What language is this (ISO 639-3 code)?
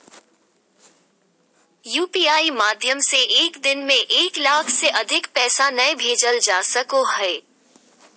mag